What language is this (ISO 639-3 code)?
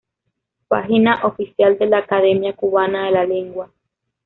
spa